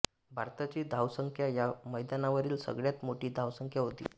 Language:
Marathi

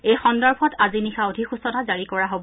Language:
Assamese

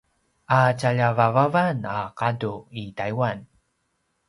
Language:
Paiwan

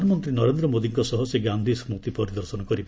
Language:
Odia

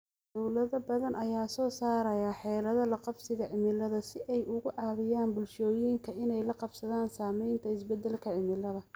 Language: Somali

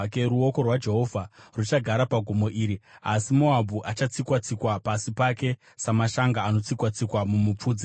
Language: Shona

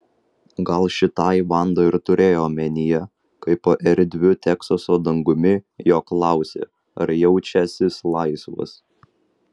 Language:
Lithuanian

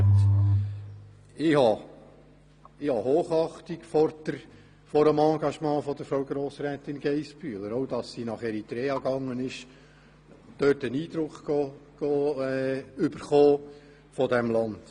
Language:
Swiss German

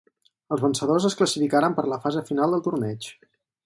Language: Catalan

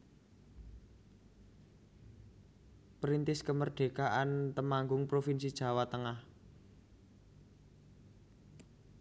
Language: Javanese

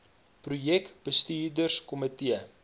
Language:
Afrikaans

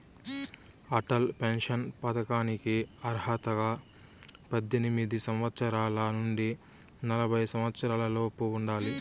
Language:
Telugu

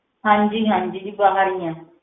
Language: Punjabi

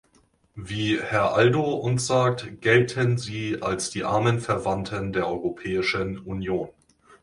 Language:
German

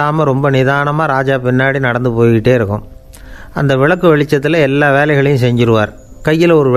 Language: Romanian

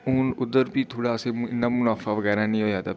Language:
Dogri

